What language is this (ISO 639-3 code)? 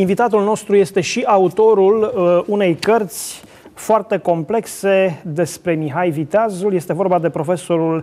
ron